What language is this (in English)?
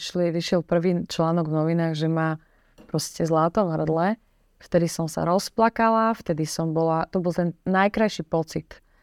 Slovak